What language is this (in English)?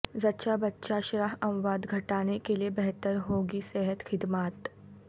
Urdu